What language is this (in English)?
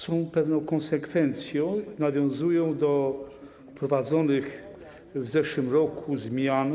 Polish